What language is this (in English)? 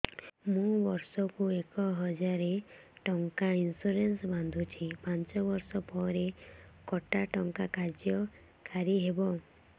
Odia